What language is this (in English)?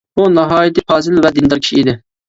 Uyghur